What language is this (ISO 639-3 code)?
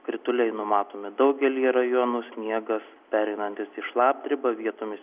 lit